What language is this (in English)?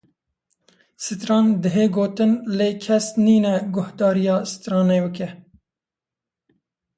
Kurdish